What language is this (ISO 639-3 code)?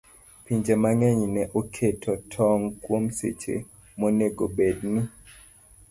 luo